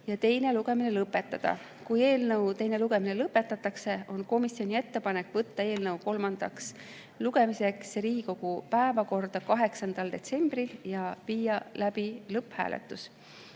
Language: Estonian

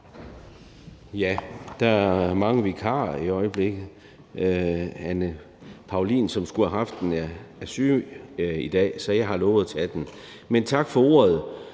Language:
Danish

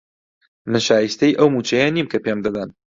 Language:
Central Kurdish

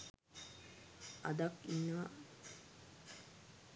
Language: Sinhala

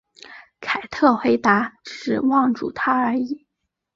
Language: Chinese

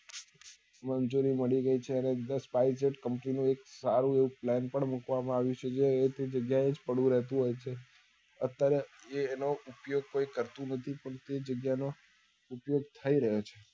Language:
Gujarati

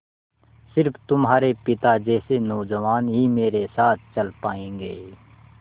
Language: Hindi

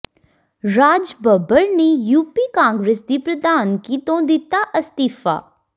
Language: Punjabi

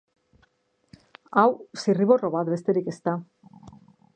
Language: Basque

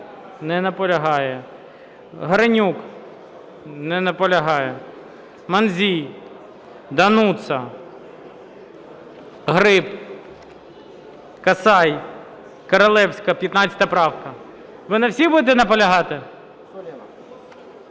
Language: Ukrainian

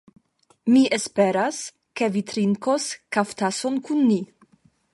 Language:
Esperanto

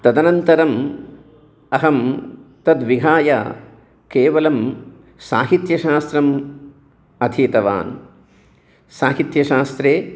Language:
Sanskrit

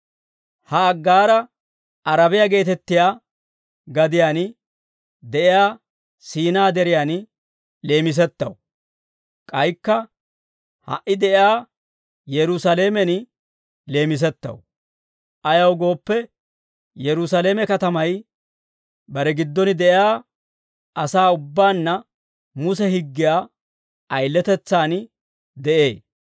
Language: Dawro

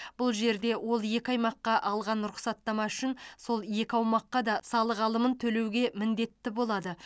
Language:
Kazakh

